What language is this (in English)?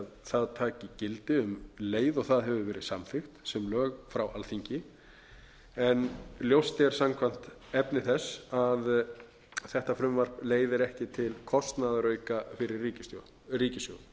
Icelandic